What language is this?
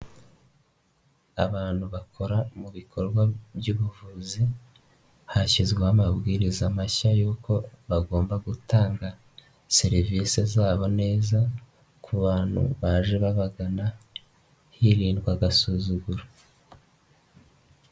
Kinyarwanda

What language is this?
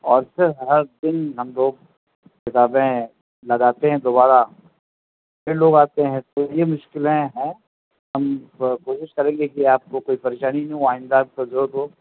Urdu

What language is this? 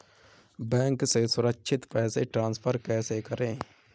Hindi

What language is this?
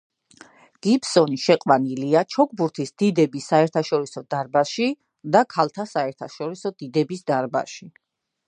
Georgian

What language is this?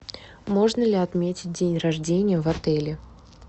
Russian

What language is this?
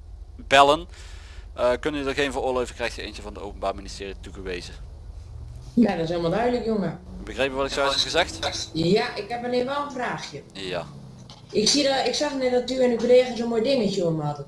Dutch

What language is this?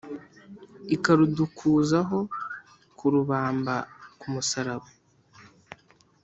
Kinyarwanda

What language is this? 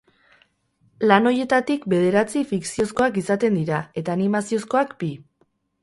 Basque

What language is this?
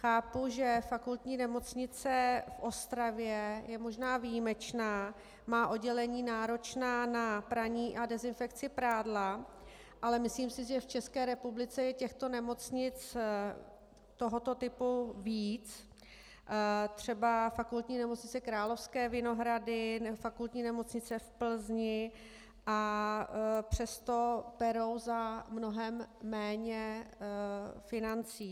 Czech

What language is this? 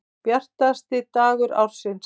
Icelandic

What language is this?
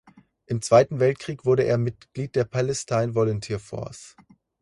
German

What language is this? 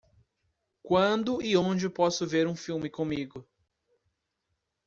Portuguese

